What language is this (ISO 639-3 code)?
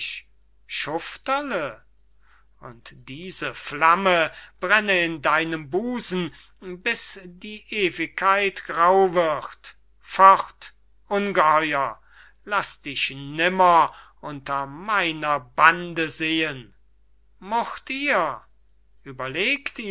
deu